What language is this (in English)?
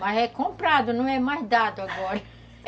Portuguese